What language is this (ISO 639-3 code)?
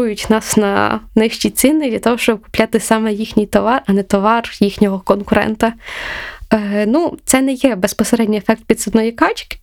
ukr